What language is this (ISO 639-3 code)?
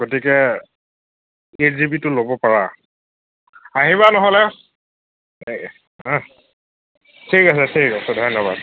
asm